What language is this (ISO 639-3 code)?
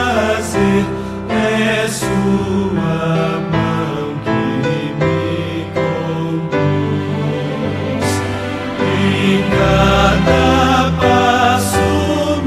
por